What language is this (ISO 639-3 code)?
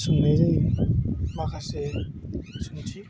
brx